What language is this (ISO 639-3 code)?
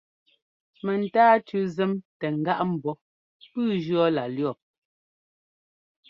jgo